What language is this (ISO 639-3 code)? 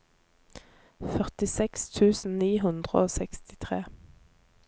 nor